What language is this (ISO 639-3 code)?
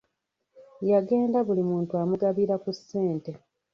lug